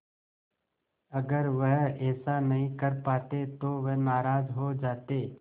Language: Hindi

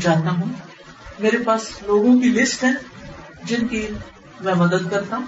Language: Urdu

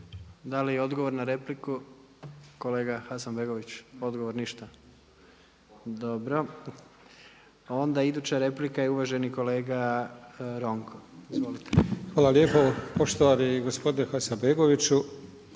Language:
Croatian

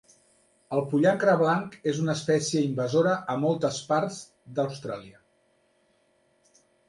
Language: Catalan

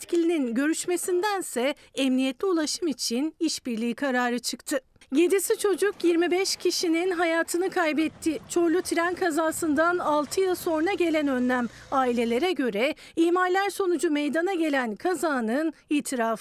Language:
Turkish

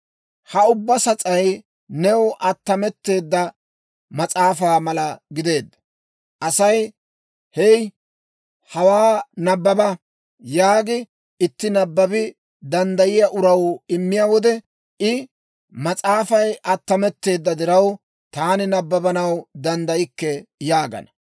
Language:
Dawro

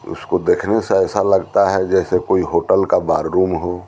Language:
Hindi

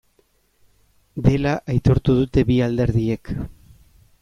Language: Basque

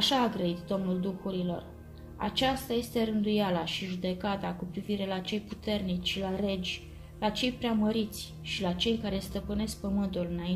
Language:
Romanian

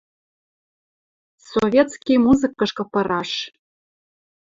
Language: Western Mari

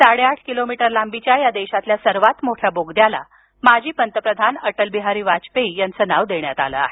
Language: Marathi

